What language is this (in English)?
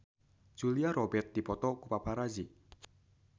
Sundanese